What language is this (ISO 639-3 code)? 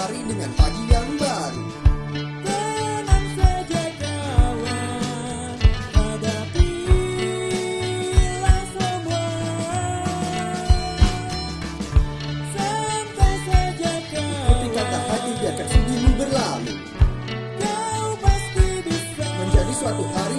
ind